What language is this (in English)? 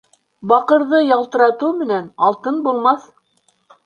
Bashkir